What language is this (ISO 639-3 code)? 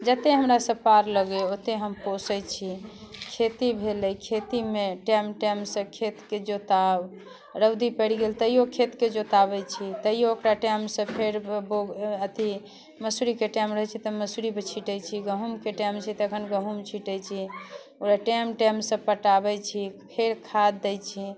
mai